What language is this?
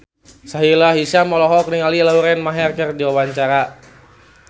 Sundanese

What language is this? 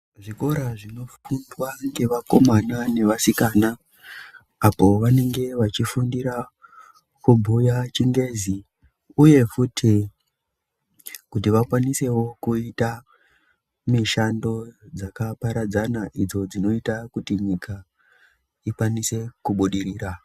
Ndau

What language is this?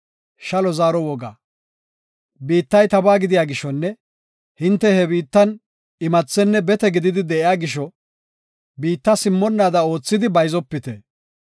Gofa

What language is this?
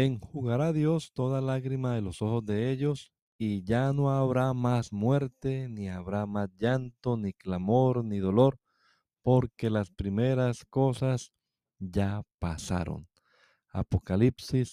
Spanish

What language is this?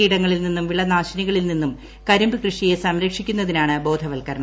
Malayalam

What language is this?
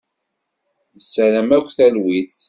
Kabyle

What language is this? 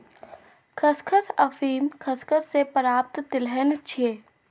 Maithili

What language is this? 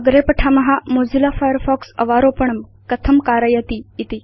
Sanskrit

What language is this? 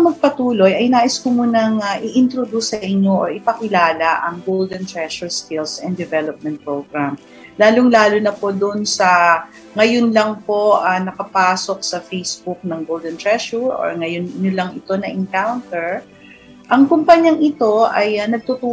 Filipino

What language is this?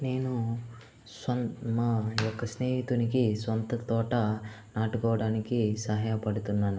Telugu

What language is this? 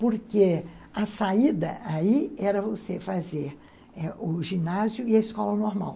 Portuguese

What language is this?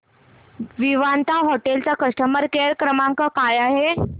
Marathi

